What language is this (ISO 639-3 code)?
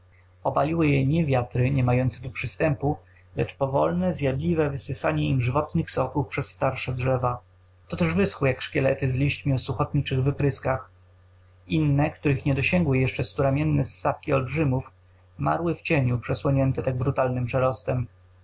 pol